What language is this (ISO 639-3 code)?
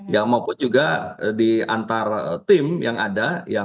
ind